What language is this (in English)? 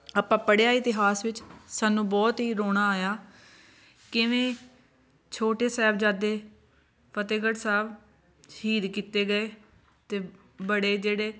Punjabi